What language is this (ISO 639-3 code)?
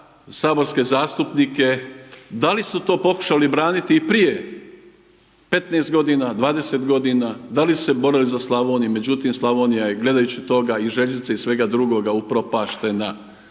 hrv